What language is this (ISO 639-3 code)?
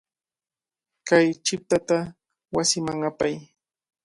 qvl